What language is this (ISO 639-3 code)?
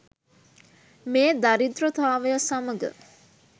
sin